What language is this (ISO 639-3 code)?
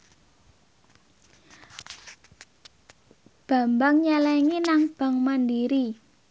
jav